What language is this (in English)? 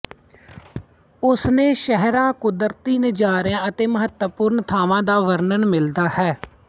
Punjabi